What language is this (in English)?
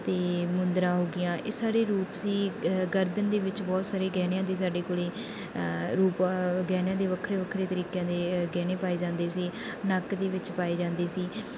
Punjabi